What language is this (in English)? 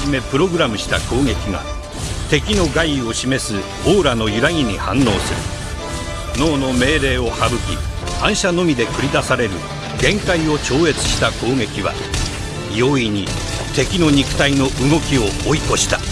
Japanese